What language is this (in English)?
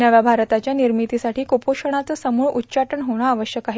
Marathi